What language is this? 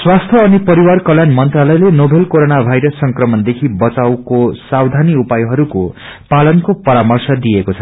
Nepali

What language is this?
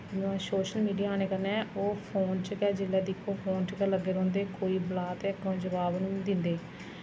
Dogri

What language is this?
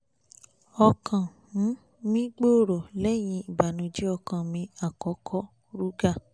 Yoruba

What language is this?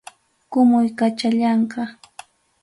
Ayacucho Quechua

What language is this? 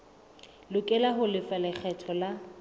Southern Sotho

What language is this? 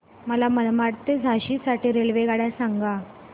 Marathi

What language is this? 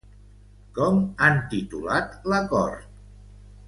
Catalan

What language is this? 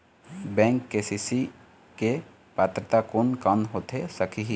Chhattisgarhi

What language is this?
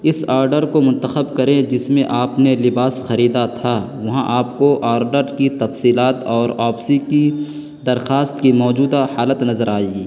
Urdu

